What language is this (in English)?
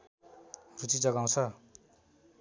Nepali